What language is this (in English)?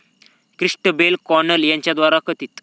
Marathi